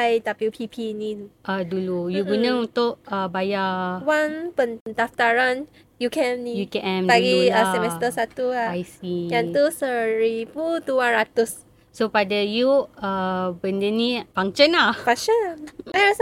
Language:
Malay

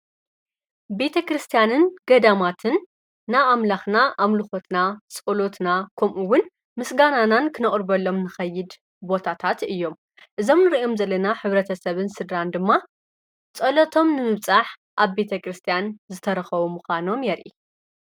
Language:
Tigrinya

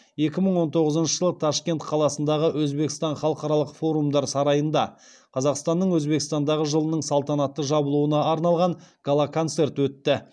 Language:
Kazakh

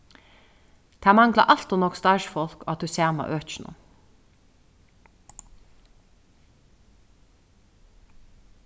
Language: Faroese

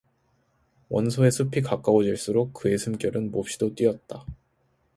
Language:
Korean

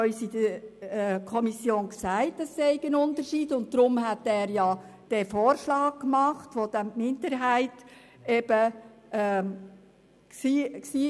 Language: Swiss German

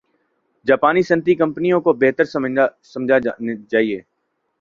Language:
Urdu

